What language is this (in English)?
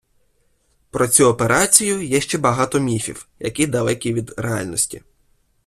Ukrainian